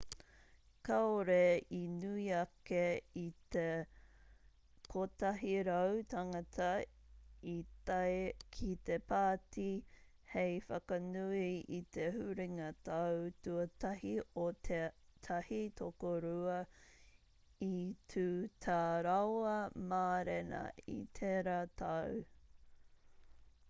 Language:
Māori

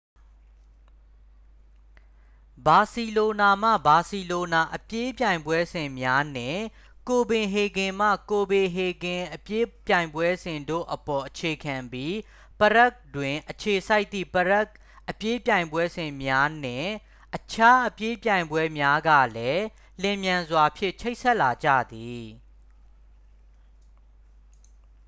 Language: Burmese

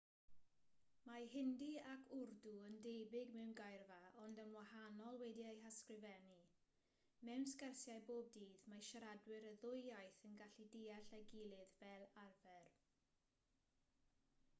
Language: Welsh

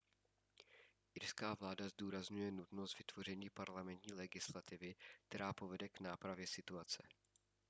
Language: Czech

